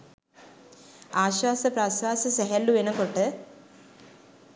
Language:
Sinhala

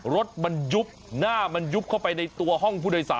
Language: Thai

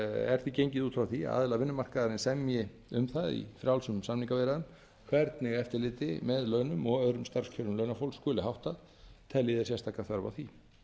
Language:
Icelandic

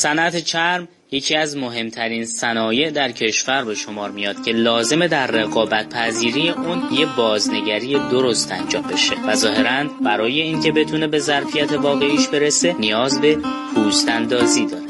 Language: Persian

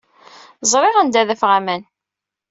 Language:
Kabyle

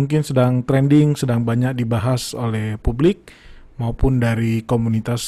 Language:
Indonesian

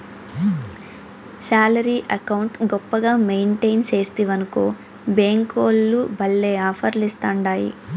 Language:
Telugu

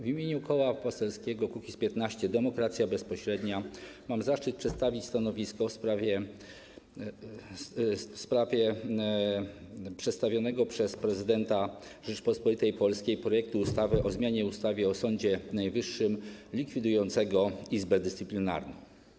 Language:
Polish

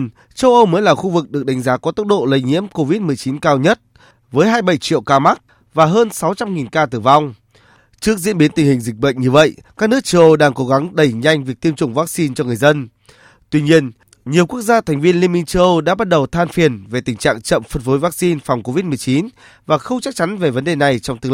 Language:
Vietnamese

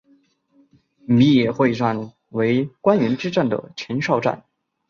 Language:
Chinese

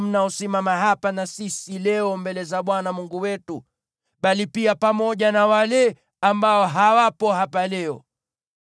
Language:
Swahili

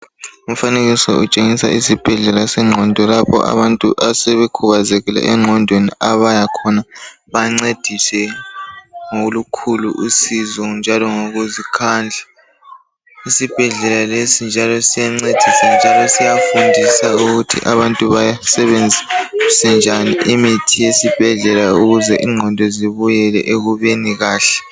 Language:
North Ndebele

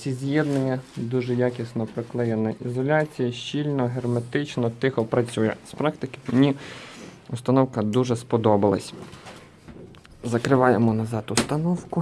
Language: Russian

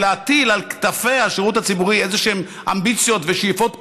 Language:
Hebrew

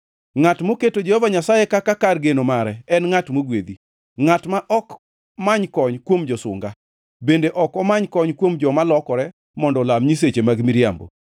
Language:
Luo (Kenya and Tanzania)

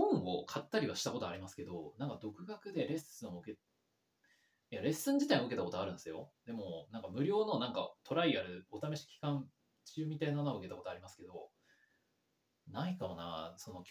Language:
Japanese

